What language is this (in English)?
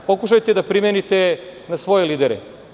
Serbian